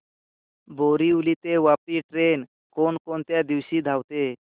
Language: Marathi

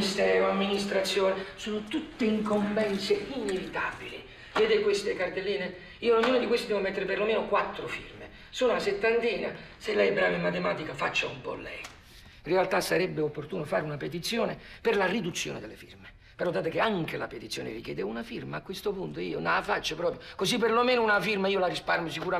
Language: Italian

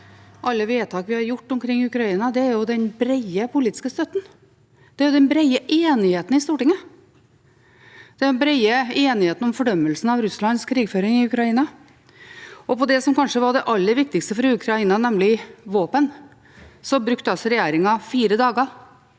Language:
Norwegian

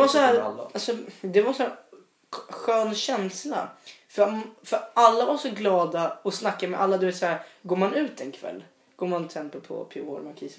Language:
Swedish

